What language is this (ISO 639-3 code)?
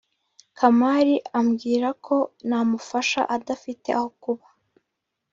kin